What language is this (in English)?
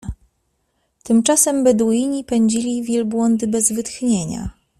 Polish